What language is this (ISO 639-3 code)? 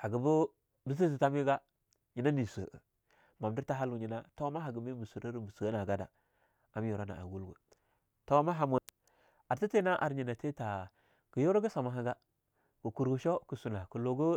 lnu